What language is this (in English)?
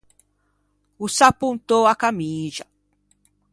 Ligurian